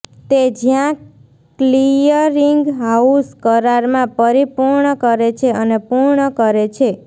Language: Gujarati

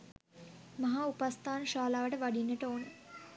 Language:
Sinhala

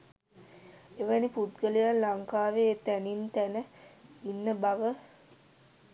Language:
Sinhala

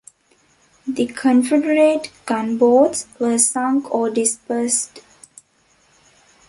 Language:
English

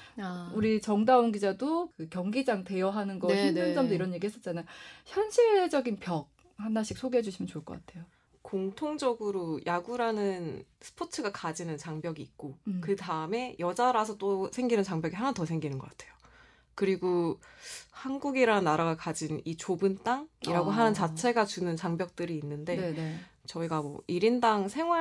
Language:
Korean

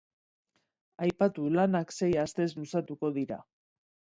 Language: Basque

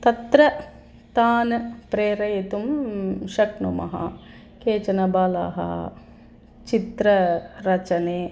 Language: Sanskrit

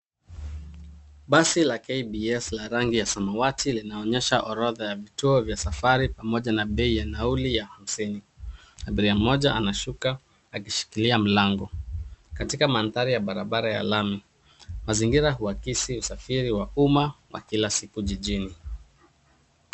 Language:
Swahili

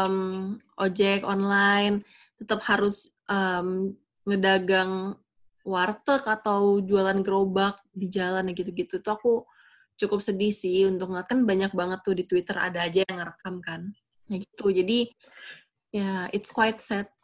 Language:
Indonesian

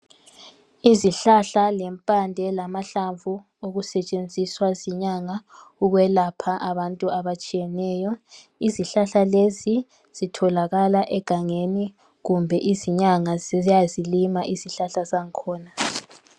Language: North Ndebele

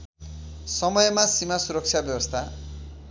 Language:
Nepali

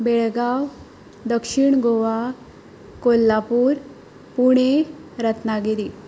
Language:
Konkani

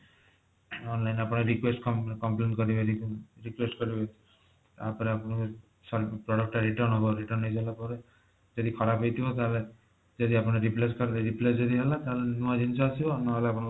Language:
Odia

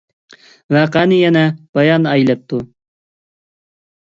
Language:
Uyghur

